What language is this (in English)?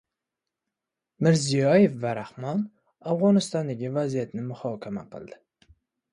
Uzbek